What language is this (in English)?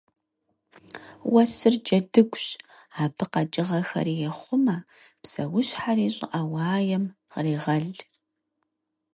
Kabardian